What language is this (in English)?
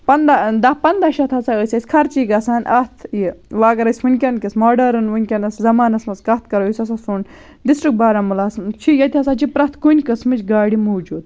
Kashmiri